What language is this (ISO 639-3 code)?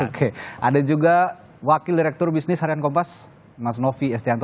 ind